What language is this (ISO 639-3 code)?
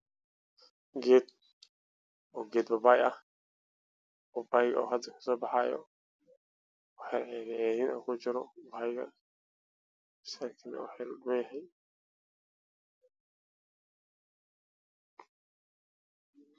som